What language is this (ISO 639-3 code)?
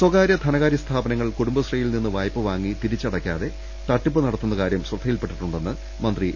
mal